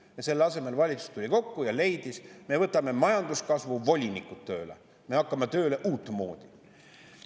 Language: Estonian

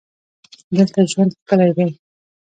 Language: Pashto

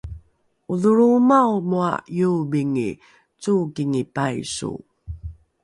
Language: Rukai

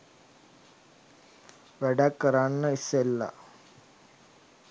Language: Sinhala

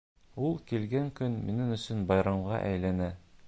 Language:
Bashkir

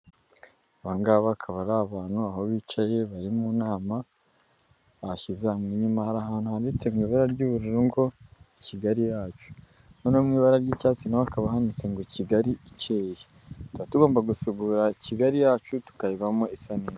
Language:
Kinyarwanda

